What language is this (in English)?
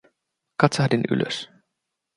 Finnish